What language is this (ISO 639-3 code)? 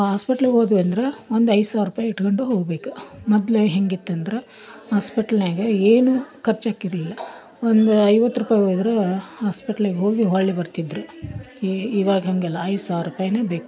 kan